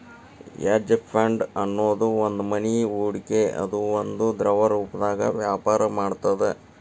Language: Kannada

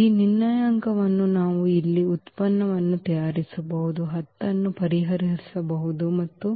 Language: Kannada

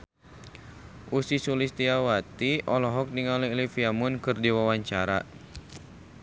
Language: Sundanese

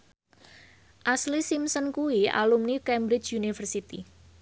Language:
Javanese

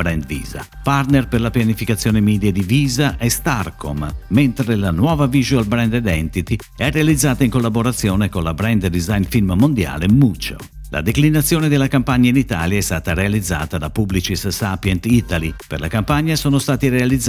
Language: Italian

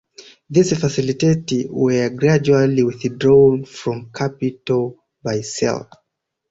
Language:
English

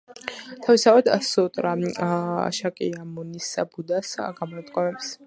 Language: Georgian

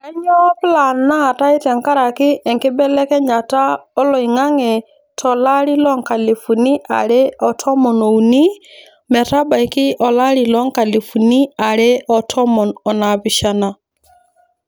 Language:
Masai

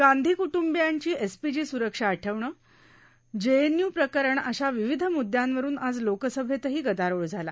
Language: Marathi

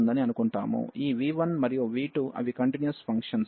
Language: Telugu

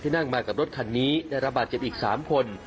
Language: Thai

